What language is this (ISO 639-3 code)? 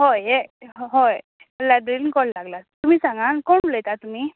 kok